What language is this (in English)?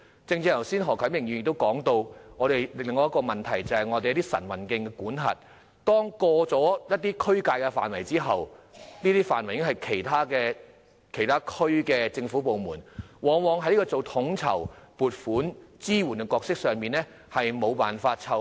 Cantonese